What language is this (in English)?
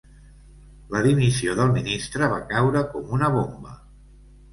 Catalan